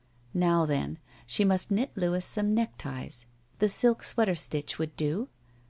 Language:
English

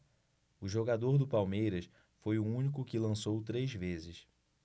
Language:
Portuguese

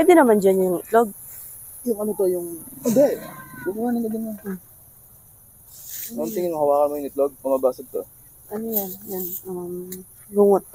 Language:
Filipino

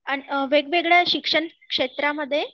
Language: Marathi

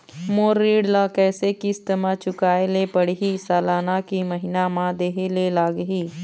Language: Chhattisgarhi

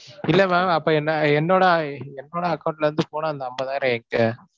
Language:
Tamil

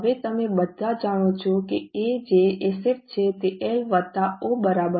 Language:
Gujarati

